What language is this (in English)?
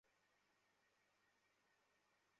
Bangla